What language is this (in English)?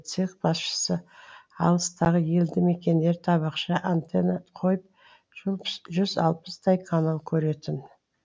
Kazakh